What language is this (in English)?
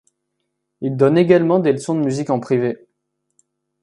French